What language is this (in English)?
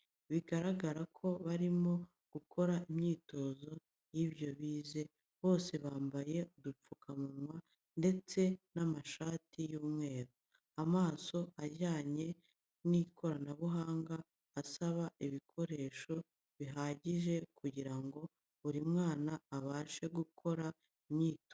Kinyarwanda